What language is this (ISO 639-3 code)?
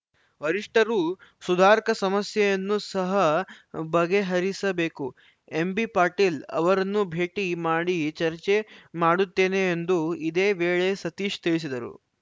kan